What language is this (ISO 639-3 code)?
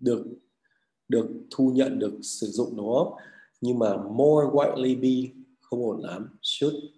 vie